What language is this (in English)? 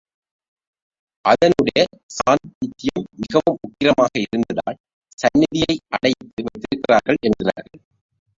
Tamil